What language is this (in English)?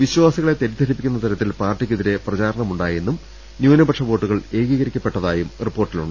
Malayalam